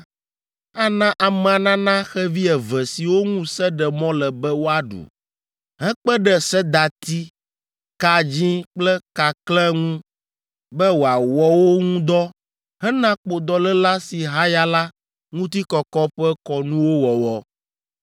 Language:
Ewe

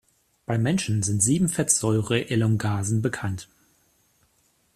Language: German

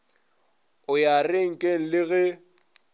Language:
Northern Sotho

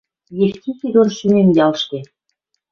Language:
Western Mari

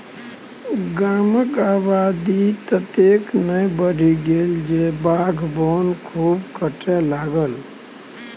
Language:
Maithili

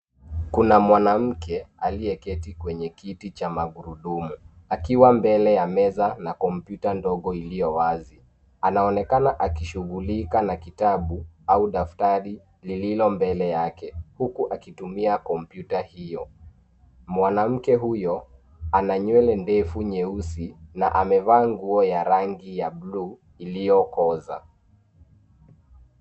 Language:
Swahili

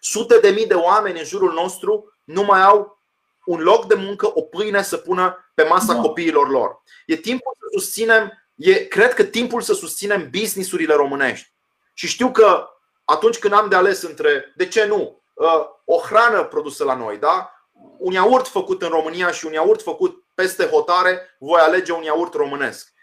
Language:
Romanian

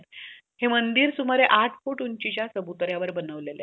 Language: Marathi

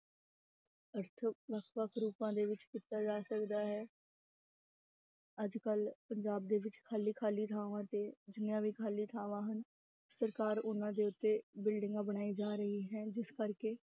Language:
Punjabi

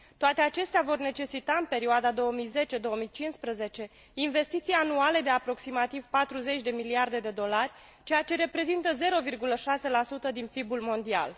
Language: Romanian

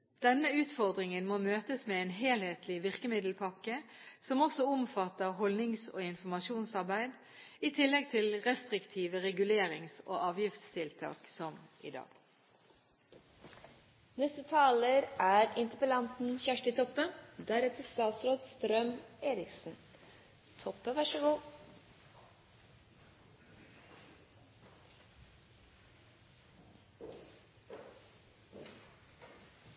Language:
Norwegian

